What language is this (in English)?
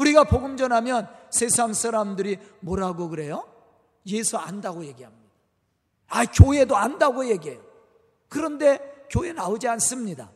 Korean